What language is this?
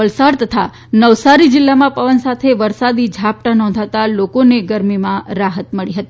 Gujarati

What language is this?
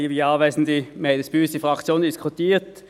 Swiss German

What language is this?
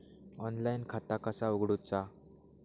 Marathi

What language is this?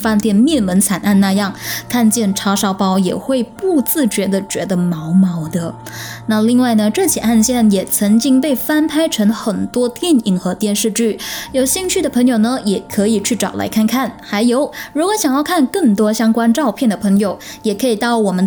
Chinese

